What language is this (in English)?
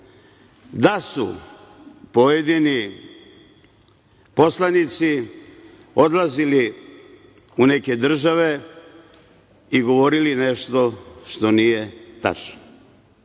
Serbian